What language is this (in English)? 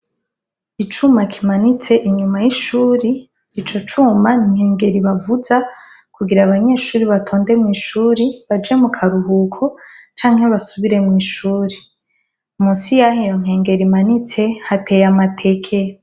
Rundi